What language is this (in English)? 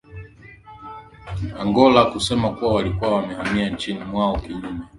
Swahili